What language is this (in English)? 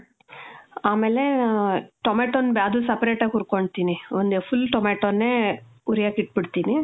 Kannada